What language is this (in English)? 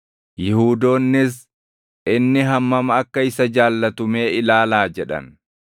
Oromo